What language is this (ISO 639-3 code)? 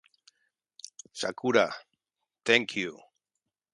spa